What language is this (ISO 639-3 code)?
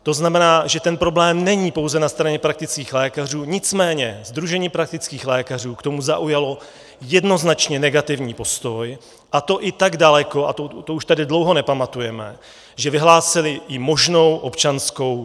ces